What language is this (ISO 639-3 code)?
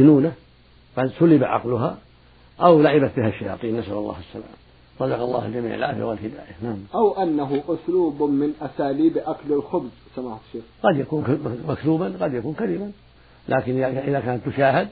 ara